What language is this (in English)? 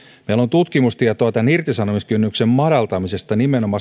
Finnish